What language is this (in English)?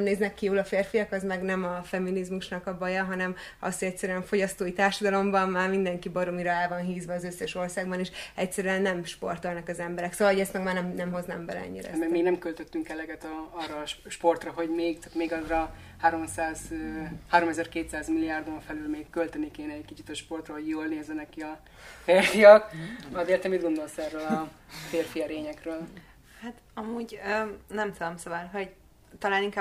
Hungarian